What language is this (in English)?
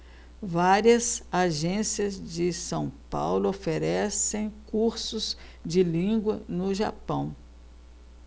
Portuguese